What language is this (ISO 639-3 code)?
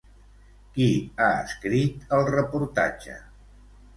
cat